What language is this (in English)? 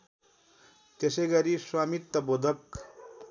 Nepali